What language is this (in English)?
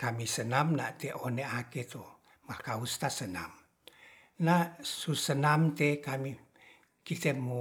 Ratahan